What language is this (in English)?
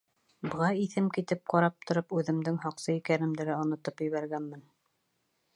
Bashkir